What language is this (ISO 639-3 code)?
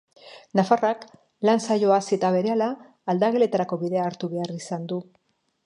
eus